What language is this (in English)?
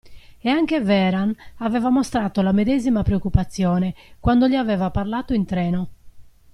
Italian